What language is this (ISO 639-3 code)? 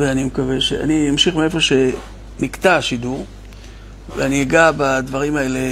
heb